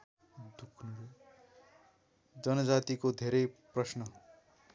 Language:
Nepali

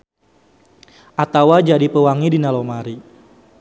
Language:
Sundanese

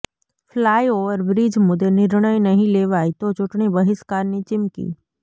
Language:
Gujarati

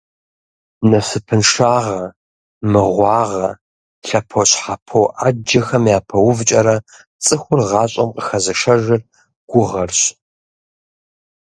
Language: Kabardian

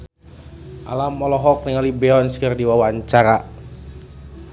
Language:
Sundanese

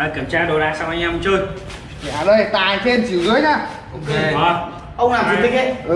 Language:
Vietnamese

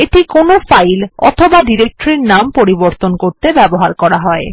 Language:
Bangla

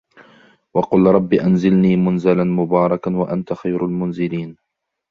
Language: Arabic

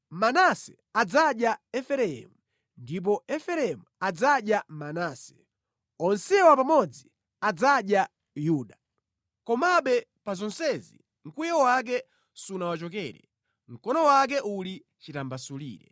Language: Nyanja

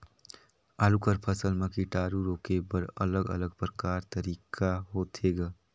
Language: Chhattisgarhi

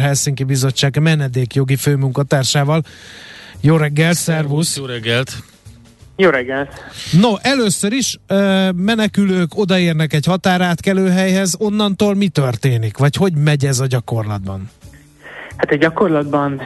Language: Hungarian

